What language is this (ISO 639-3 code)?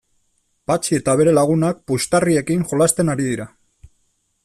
eus